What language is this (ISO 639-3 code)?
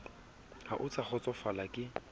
sot